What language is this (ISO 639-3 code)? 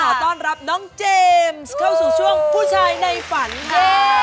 tha